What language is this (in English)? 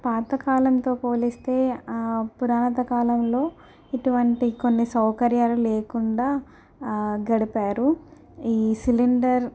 Telugu